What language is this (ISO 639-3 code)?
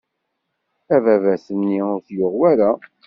kab